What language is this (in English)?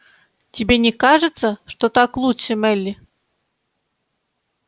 Russian